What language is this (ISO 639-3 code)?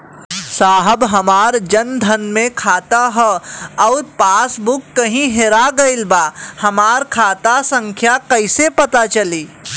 bho